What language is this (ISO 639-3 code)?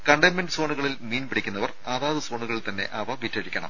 mal